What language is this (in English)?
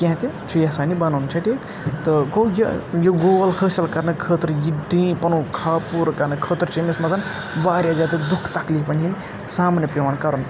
Kashmiri